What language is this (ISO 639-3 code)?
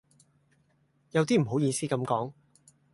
yue